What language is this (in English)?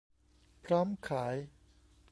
Thai